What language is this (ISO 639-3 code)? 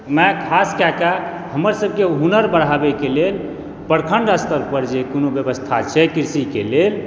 mai